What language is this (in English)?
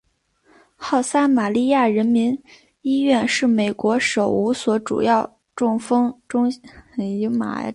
Chinese